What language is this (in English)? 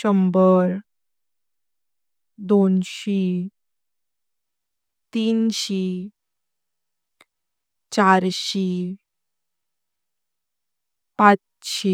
Konkani